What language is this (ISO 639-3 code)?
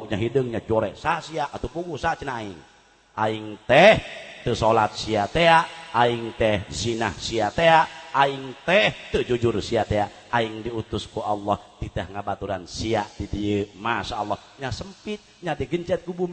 ind